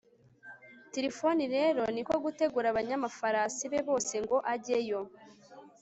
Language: Kinyarwanda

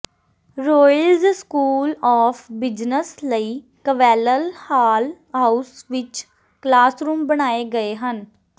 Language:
Punjabi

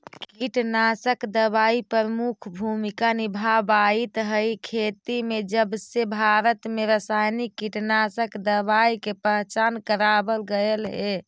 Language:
Magahi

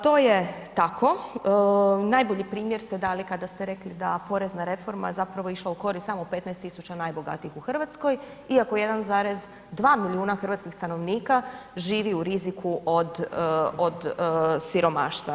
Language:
Croatian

